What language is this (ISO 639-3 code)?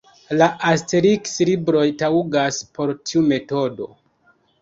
epo